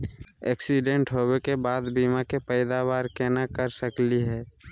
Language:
Magahi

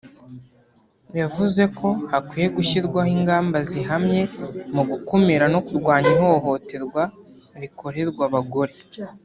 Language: Kinyarwanda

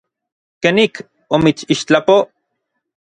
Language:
Orizaba Nahuatl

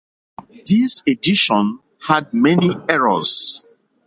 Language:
English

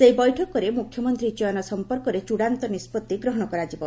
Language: Odia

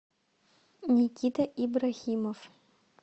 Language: Russian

